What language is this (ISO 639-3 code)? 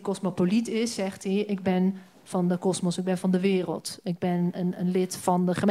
nld